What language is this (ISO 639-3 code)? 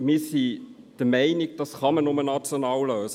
gsw